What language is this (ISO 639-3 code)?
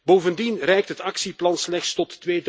nld